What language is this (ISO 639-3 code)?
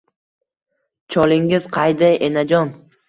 uzb